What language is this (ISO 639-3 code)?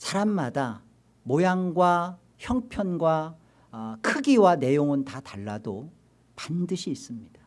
kor